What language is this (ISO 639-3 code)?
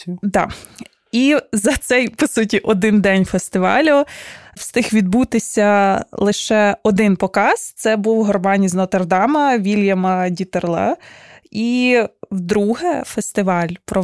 ukr